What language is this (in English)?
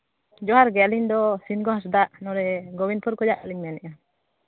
Santali